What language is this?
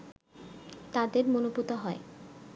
Bangla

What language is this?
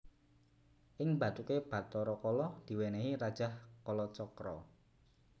Javanese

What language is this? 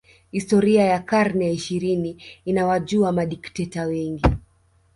Swahili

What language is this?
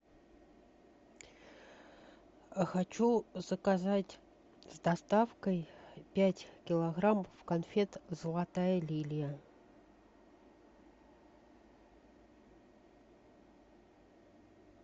Russian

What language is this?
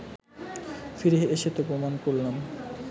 Bangla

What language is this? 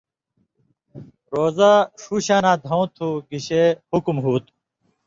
Indus Kohistani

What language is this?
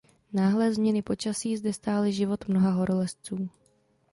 Czech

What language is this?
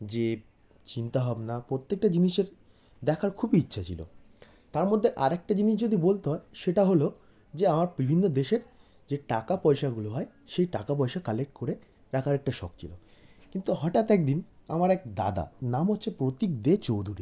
Bangla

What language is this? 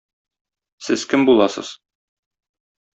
Tatar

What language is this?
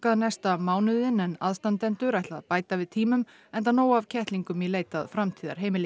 Icelandic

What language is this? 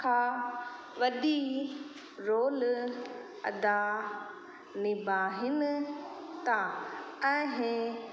Sindhi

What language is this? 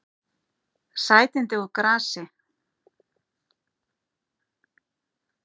Icelandic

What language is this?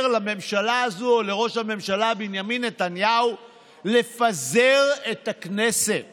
Hebrew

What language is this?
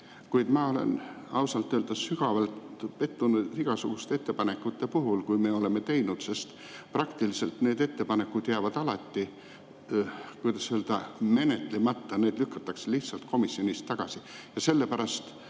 Estonian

